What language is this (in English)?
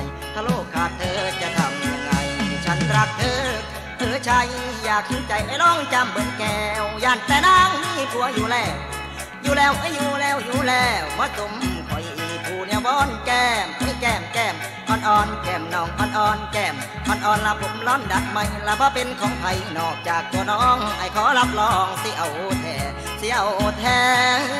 Thai